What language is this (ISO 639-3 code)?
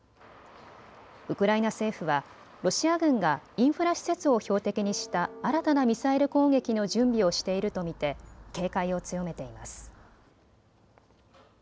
jpn